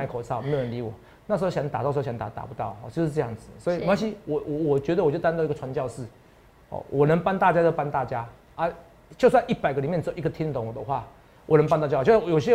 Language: Chinese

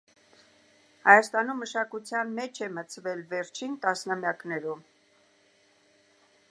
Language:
Armenian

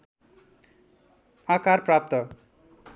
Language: Nepali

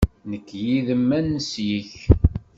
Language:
Kabyle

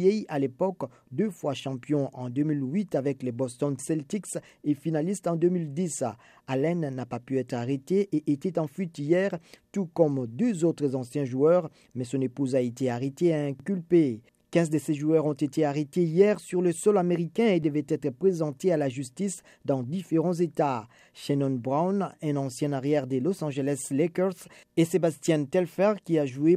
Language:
French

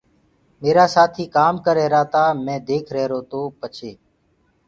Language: Gurgula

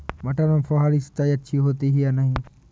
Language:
Hindi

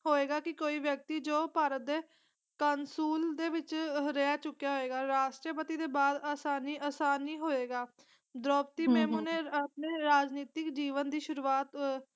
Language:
Punjabi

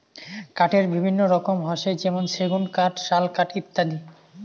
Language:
Bangla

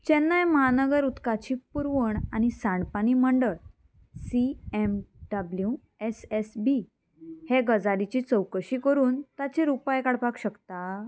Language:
Konkani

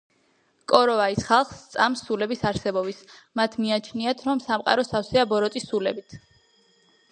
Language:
Georgian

